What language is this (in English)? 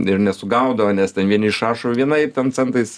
Lithuanian